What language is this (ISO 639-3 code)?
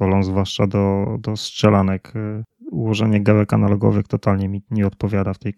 pol